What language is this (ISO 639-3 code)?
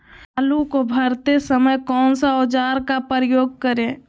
mag